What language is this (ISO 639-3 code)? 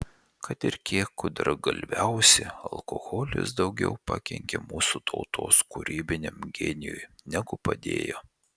lit